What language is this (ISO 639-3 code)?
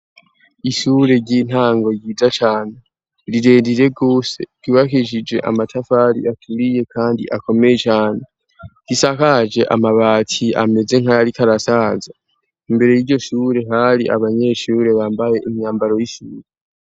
run